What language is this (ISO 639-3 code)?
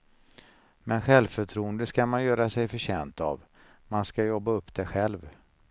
swe